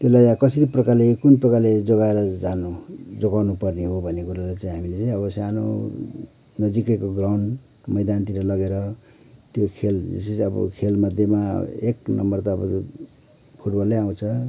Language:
Nepali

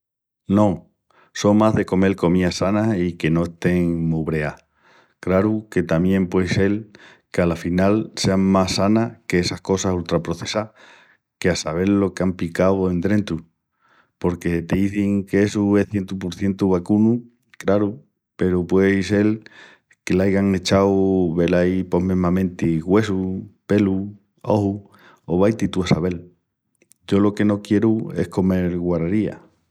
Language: Extremaduran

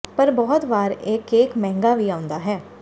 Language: Punjabi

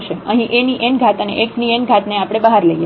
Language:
Gujarati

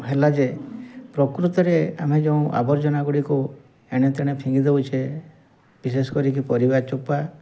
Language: Odia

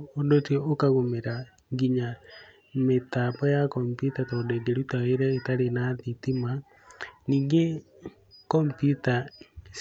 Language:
Kikuyu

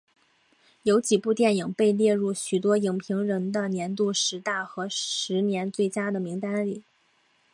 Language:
Chinese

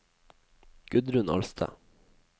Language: Norwegian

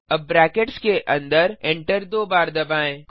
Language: Hindi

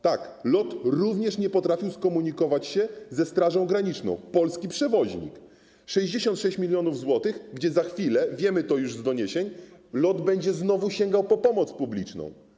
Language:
Polish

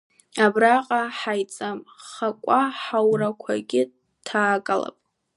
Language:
Abkhazian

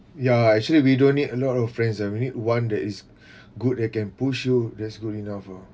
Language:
English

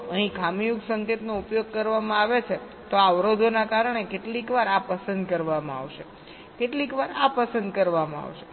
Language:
Gujarati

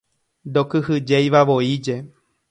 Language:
Guarani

